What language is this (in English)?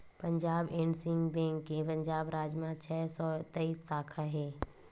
Chhattisgarhi